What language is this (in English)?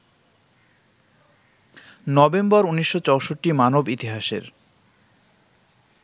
Bangla